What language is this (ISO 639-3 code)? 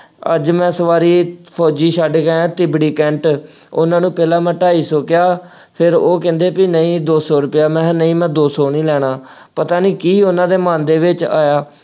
pan